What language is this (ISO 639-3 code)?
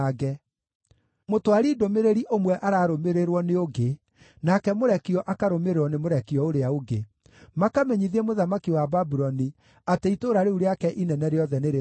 kik